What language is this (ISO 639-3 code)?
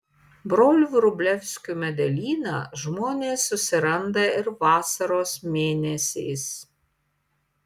lit